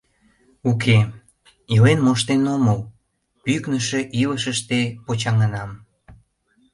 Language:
Mari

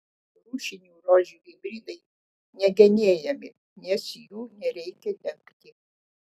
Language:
Lithuanian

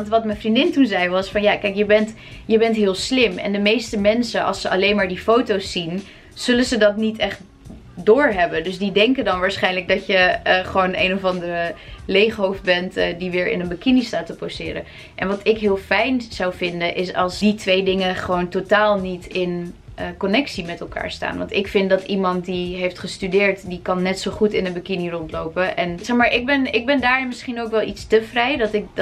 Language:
Dutch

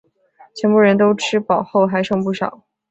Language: Chinese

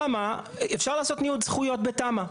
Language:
Hebrew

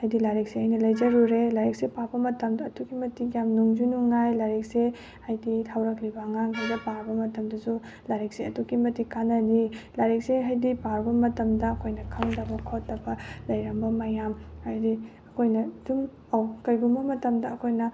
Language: Manipuri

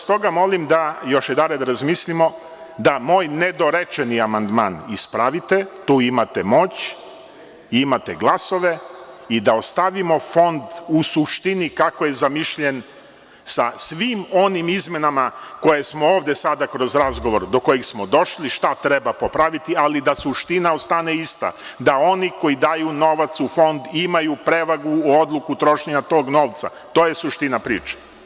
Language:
Serbian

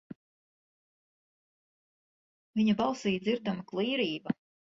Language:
Latvian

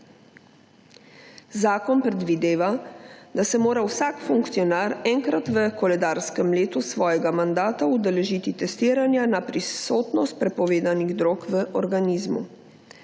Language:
Slovenian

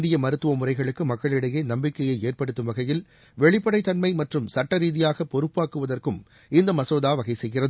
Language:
Tamil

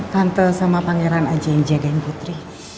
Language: Indonesian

